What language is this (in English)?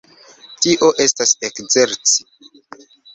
Esperanto